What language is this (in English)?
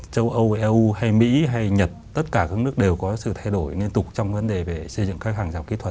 Vietnamese